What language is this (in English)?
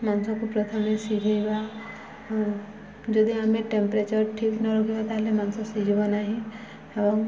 Odia